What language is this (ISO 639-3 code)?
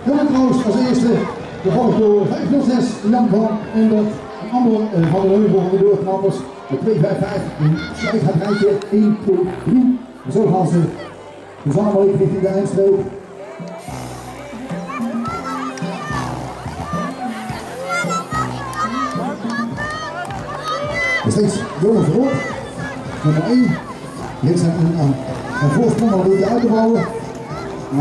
nld